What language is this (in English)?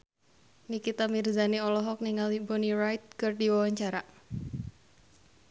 Sundanese